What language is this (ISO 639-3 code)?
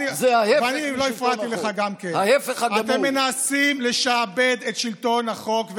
heb